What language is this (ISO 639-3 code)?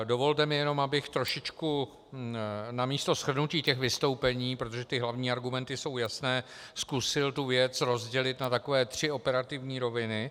ces